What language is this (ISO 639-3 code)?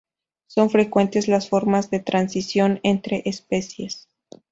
spa